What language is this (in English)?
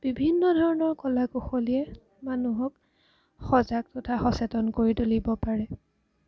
Assamese